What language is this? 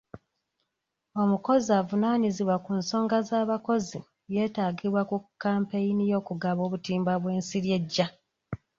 Ganda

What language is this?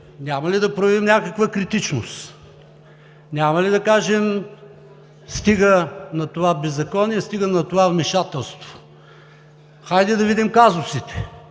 Bulgarian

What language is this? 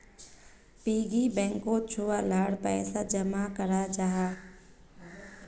Magahi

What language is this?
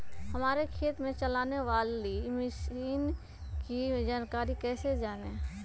Magahi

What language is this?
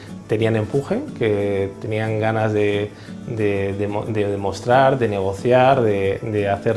Spanish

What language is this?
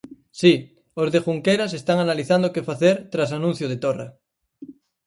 Galician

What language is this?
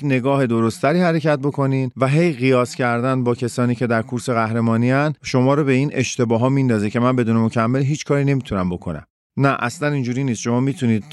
Persian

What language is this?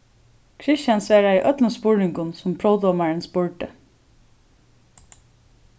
Faroese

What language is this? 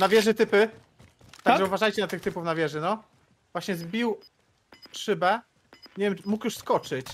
Polish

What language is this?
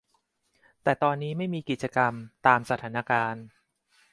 Thai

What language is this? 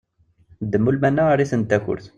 Kabyle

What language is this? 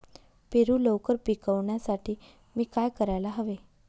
Marathi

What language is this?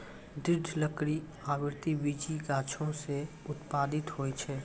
Maithili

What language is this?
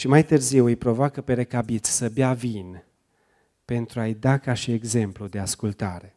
Romanian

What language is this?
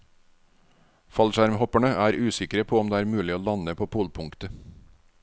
Norwegian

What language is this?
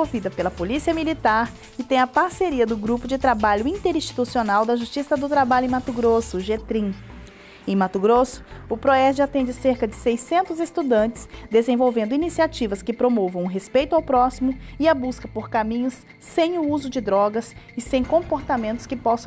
Portuguese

